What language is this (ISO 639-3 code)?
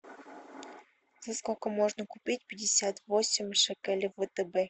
rus